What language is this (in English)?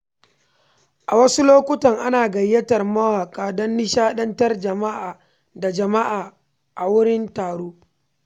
Hausa